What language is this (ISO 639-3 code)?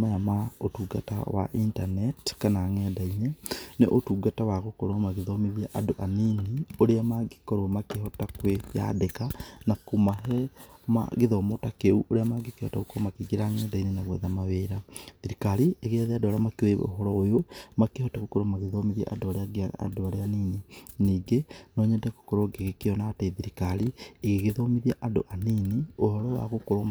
kik